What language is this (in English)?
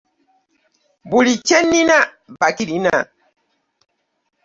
Ganda